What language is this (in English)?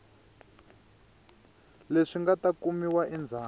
Tsonga